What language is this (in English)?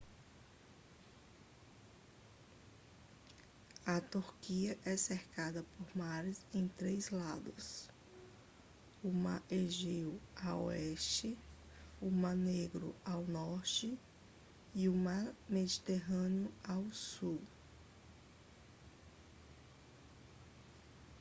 Portuguese